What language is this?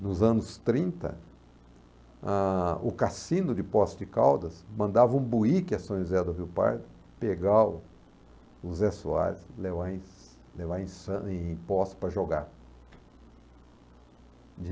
Portuguese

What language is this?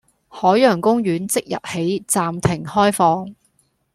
Cantonese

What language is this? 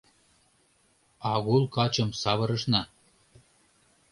Mari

